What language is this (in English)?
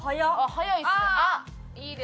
Japanese